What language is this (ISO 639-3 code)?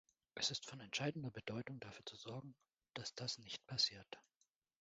deu